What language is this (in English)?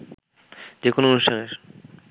Bangla